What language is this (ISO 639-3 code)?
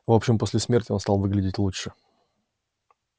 rus